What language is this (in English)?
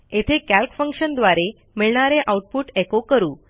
Marathi